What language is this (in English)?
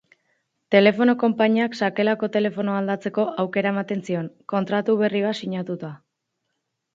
Basque